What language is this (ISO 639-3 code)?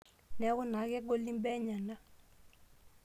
mas